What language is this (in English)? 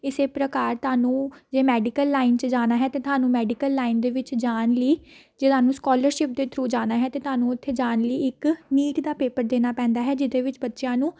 Punjabi